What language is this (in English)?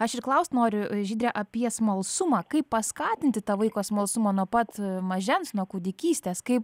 Lithuanian